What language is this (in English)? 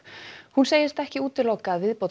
Icelandic